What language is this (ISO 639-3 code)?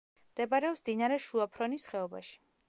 kat